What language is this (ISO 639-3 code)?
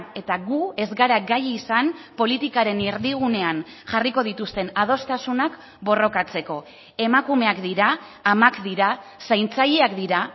eus